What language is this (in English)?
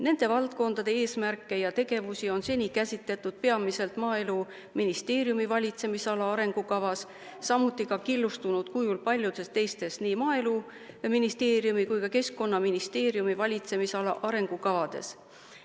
Estonian